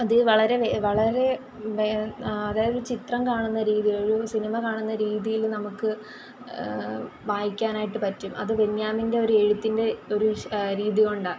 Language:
Malayalam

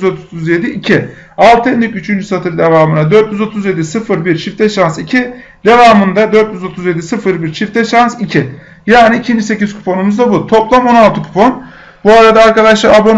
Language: Turkish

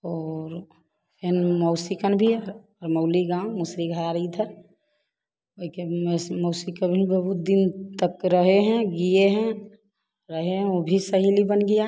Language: Hindi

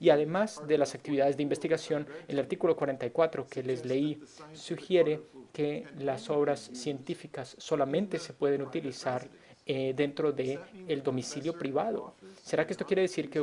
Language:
Spanish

